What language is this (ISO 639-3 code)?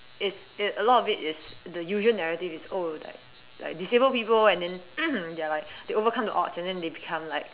eng